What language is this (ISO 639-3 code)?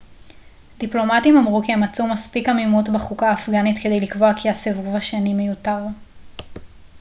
heb